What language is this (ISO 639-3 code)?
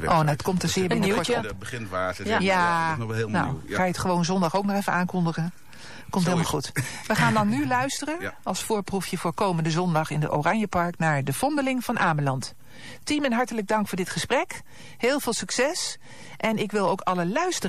nld